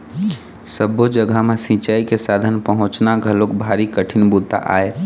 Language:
Chhattisgarhi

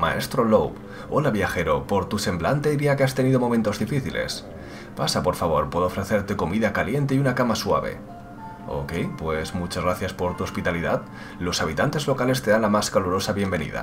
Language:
Spanish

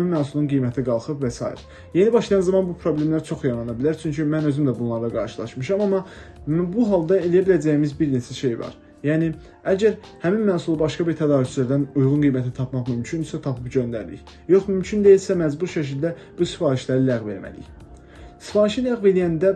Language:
Turkish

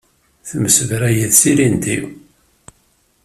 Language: Kabyle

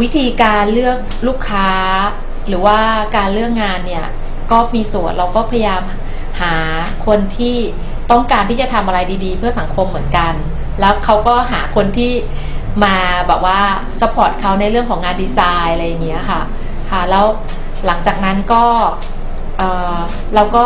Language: Thai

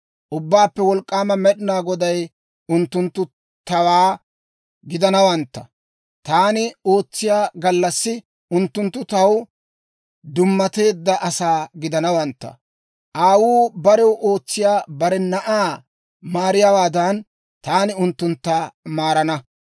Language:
Dawro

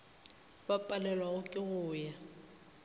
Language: Northern Sotho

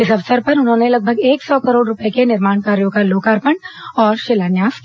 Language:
Hindi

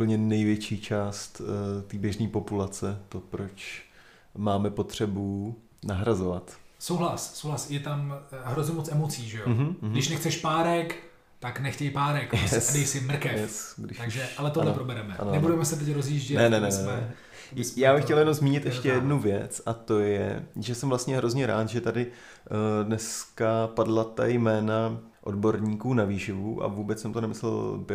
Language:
Czech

